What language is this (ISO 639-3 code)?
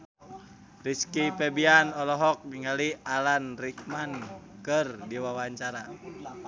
sun